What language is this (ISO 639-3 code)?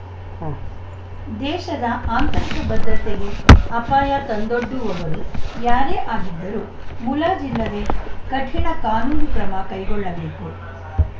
kan